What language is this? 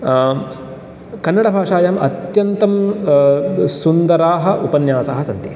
Sanskrit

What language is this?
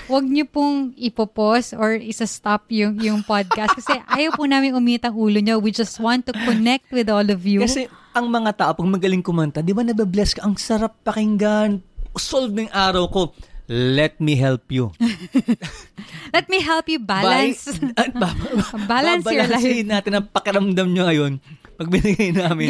Filipino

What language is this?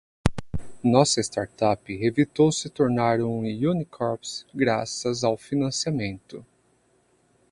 Portuguese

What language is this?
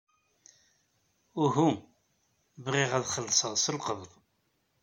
Kabyle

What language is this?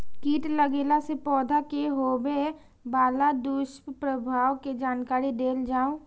Maithili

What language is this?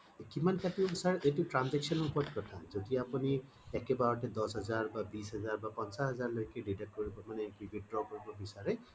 Assamese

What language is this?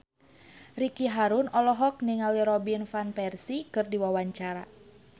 Sundanese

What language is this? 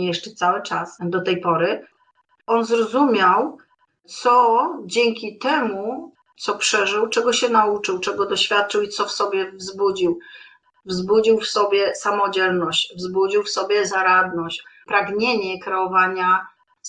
Polish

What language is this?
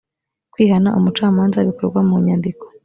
Kinyarwanda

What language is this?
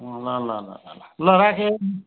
Nepali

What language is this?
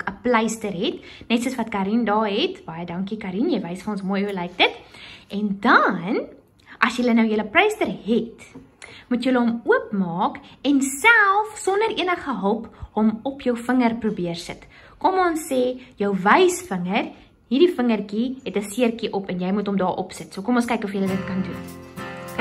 Dutch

